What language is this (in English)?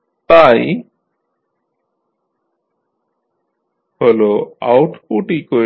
Bangla